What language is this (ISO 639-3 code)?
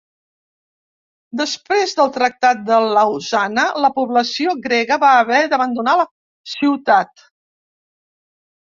cat